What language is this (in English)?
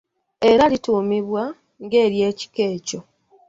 Ganda